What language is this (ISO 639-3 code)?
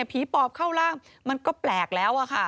tha